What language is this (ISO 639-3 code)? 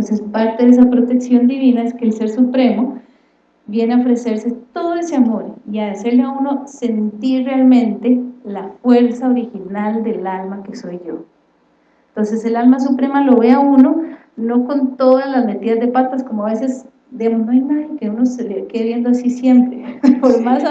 spa